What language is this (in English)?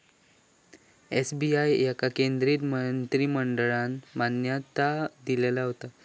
Marathi